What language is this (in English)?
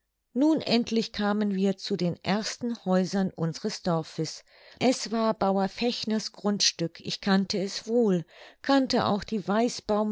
German